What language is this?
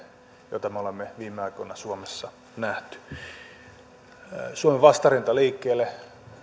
Finnish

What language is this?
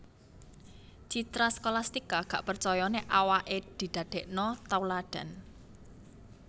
Javanese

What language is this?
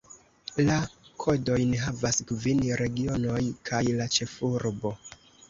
Esperanto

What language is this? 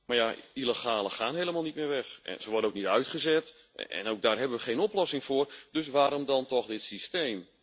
Dutch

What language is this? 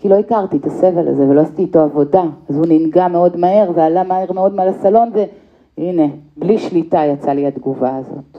Hebrew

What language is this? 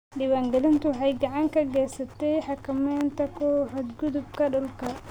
Somali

